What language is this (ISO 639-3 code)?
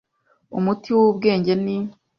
kin